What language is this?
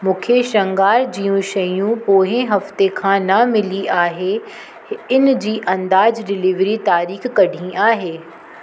Sindhi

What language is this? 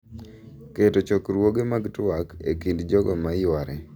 Luo (Kenya and Tanzania)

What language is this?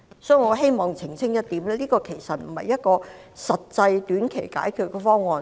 Cantonese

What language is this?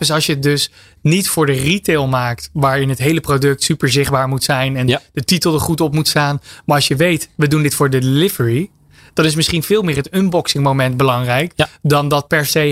Dutch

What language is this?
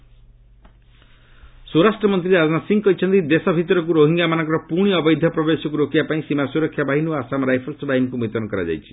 Odia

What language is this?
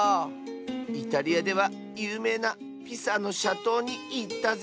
Japanese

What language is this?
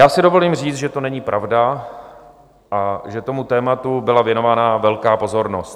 Czech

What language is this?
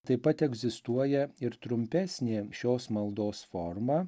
Lithuanian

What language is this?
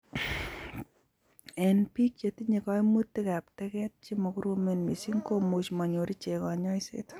Kalenjin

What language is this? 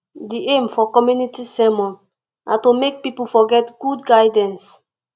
Nigerian Pidgin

